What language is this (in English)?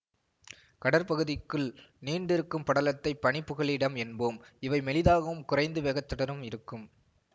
Tamil